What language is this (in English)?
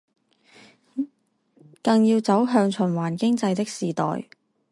Chinese